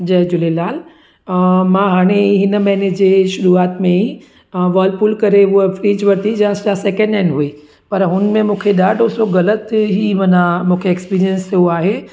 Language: Sindhi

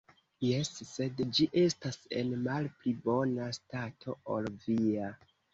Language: Esperanto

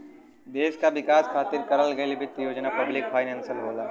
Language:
Bhojpuri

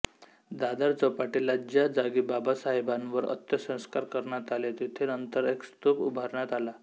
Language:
Marathi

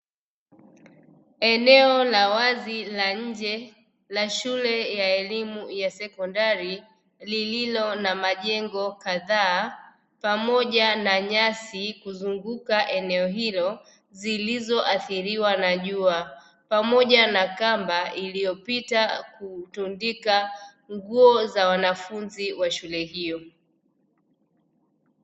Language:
Swahili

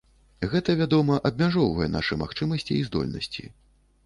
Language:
Belarusian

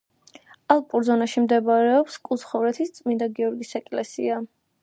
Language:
Georgian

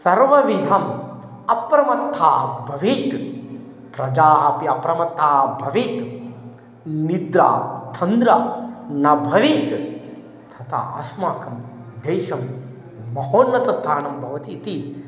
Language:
Sanskrit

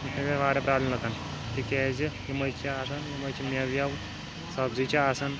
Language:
Kashmiri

